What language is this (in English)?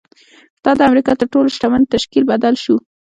Pashto